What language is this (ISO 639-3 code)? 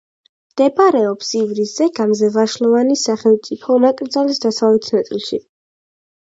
kat